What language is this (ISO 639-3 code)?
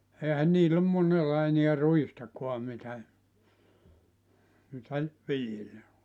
fin